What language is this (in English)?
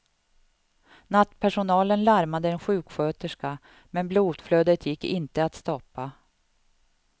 Swedish